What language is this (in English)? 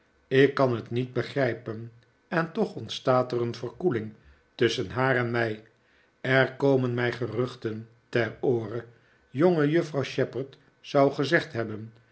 Dutch